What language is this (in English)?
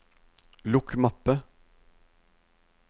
Norwegian